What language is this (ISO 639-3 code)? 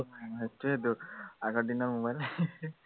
asm